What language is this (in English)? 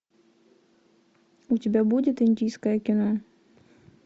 Russian